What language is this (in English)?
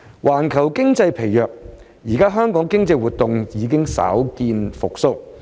Cantonese